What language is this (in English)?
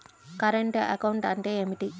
Telugu